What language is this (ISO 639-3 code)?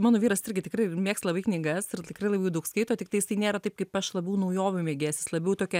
lit